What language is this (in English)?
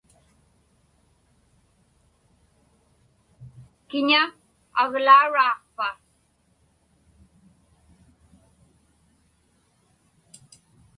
Inupiaq